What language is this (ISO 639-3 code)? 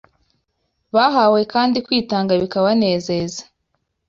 kin